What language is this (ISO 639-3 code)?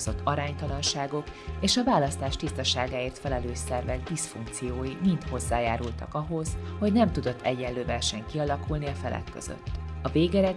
hun